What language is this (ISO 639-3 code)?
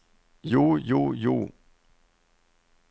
nor